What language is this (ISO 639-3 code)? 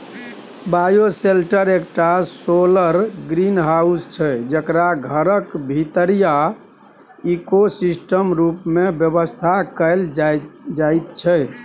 mai